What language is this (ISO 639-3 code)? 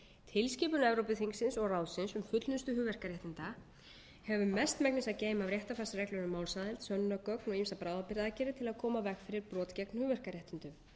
isl